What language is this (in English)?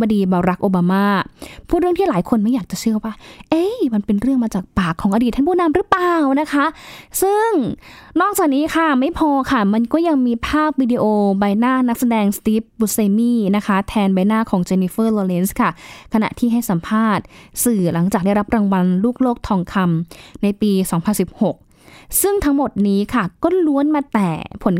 Thai